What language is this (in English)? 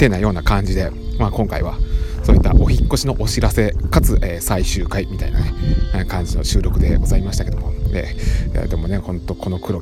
Japanese